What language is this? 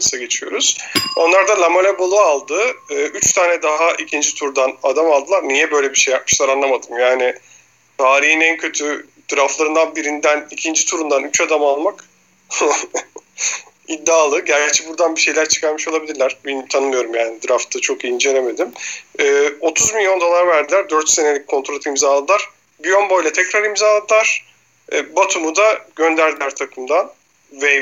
Turkish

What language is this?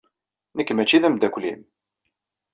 Kabyle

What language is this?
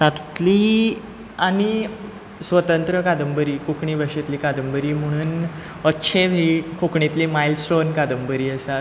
Konkani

